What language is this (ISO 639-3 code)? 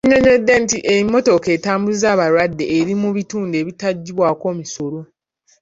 lug